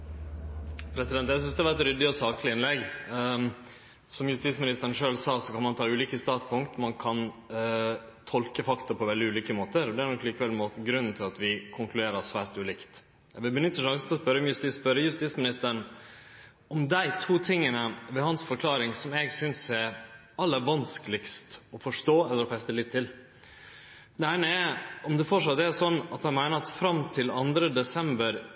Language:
Norwegian Nynorsk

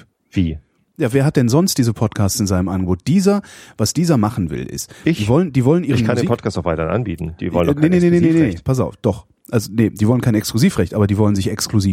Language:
German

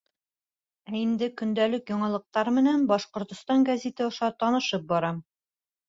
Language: Bashkir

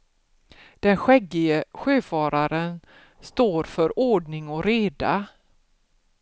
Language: Swedish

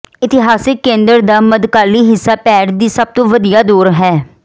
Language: Punjabi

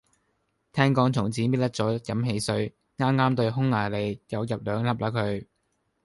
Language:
Cantonese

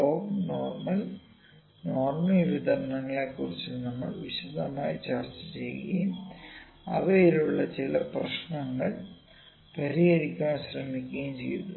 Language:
Malayalam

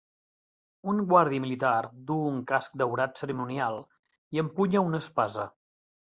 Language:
Catalan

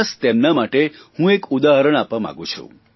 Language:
Gujarati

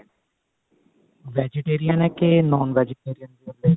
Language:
Punjabi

